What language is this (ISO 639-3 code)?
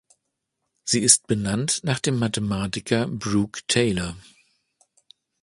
deu